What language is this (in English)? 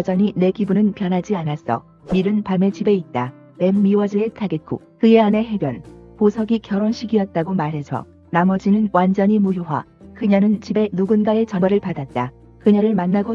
Korean